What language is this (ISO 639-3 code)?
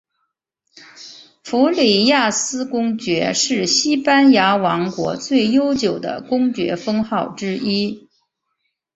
zho